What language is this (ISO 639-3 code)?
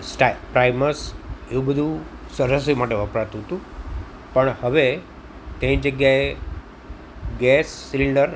guj